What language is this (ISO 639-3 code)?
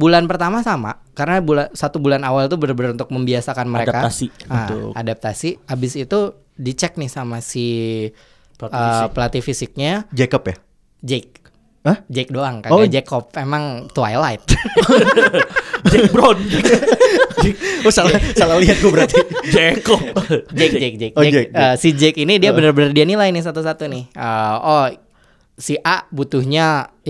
ind